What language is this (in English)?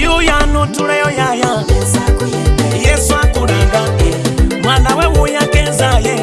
Vietnamese